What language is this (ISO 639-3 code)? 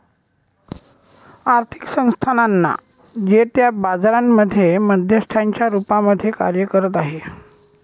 mar